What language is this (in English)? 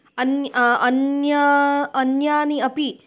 Sanskrit